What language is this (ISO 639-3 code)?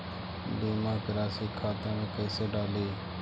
mag